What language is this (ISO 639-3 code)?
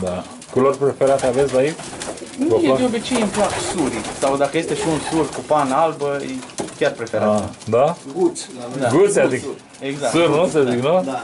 ron